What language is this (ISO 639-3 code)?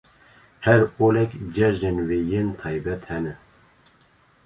kur